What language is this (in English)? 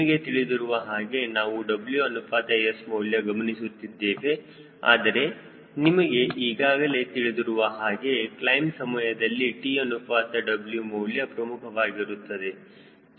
Kannada